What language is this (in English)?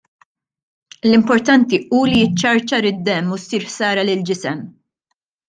Maltese